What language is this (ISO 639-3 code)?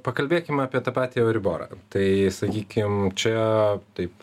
lit